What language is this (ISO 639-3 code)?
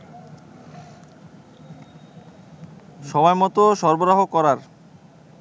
ben